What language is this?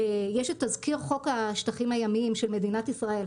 Hebrew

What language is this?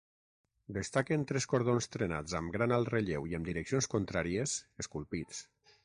Catalan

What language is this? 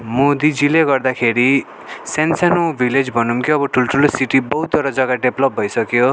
Nepali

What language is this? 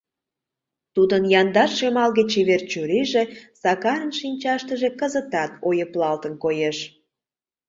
Mari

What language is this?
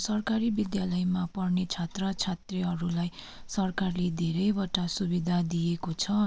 Nepali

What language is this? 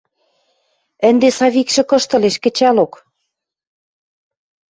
Western Mari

